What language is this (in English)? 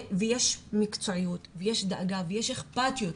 Hebrew